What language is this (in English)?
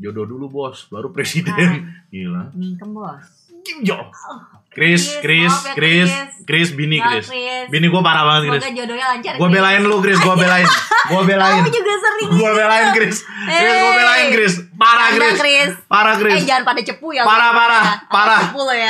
Indonesian